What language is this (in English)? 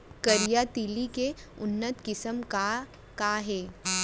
Chhattisgarhi